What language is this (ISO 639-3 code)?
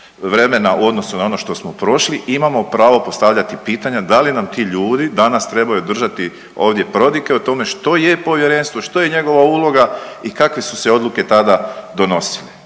hrv